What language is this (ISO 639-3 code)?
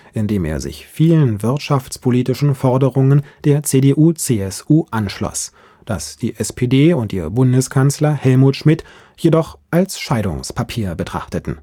deu